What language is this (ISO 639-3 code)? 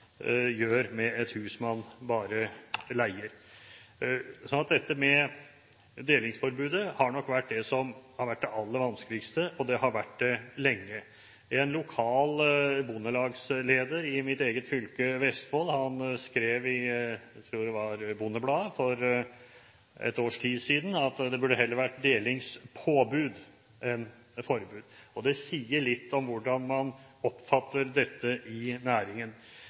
nob